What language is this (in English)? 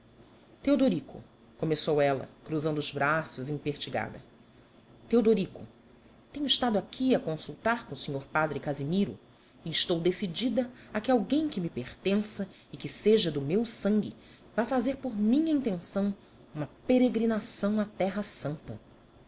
Portuguese